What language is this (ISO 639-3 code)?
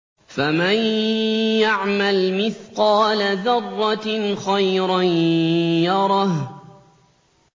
ara